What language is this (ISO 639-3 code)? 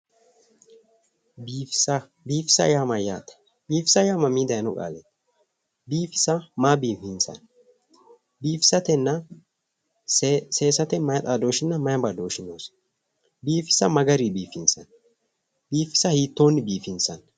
sid